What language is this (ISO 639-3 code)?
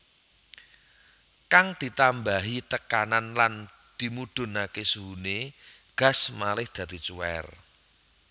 jav